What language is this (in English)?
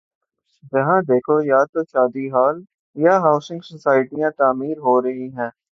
Urdu